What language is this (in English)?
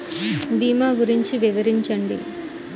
Telugu